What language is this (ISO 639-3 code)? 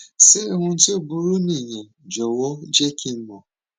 yor